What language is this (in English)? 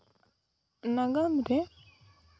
Santali